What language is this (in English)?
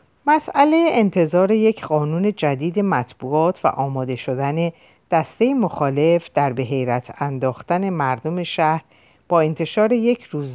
Persian